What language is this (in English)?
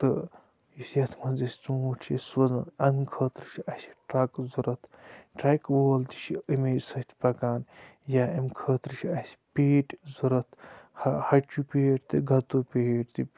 Kashmiri